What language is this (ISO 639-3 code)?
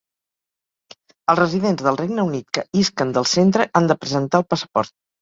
cat